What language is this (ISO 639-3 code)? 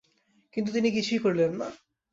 ben